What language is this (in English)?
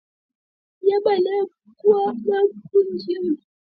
Swahili